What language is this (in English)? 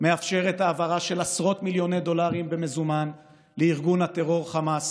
Hebrew